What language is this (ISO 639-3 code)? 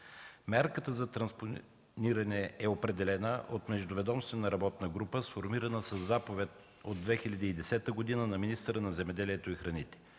bul